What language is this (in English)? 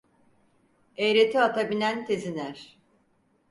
Turkish